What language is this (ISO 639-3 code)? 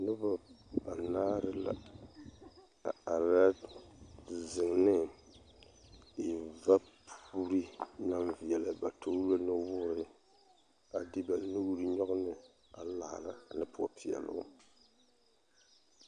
dga